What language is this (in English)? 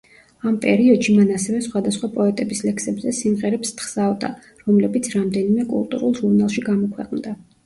Georgian